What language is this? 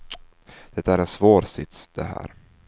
Swedish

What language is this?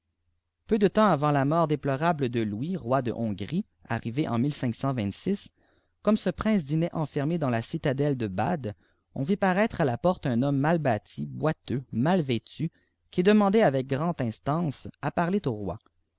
French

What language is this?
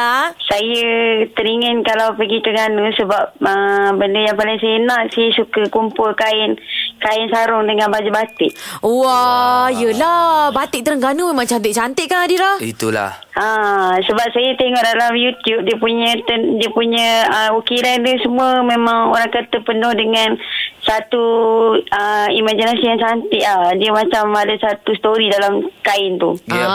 Malay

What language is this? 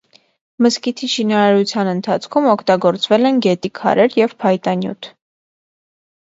Armenian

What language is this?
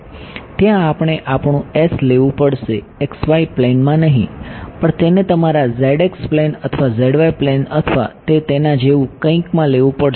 Gujarati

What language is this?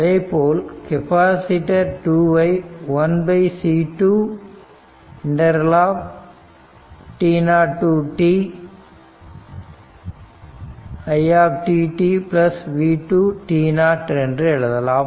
Tamil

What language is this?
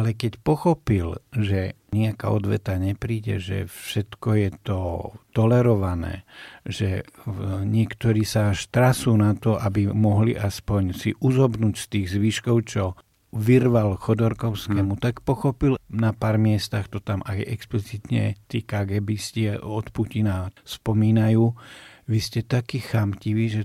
Slovak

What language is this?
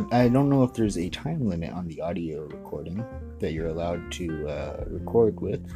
English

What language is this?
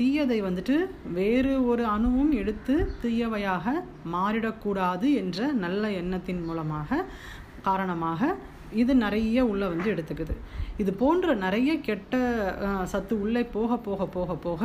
Tamil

